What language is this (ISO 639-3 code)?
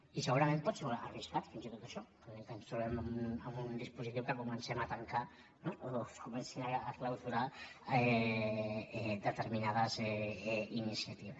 cat